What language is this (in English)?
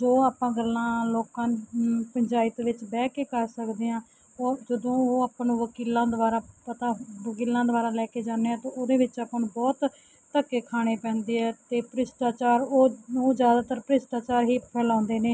Punjabi